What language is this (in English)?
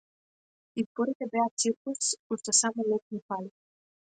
Macedonian